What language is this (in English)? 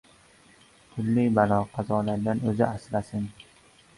Uzbek